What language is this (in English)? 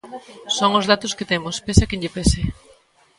Galician